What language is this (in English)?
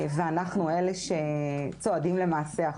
Hebrew